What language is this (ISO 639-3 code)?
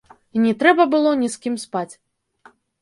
bel